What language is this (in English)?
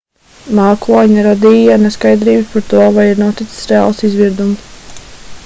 Latvian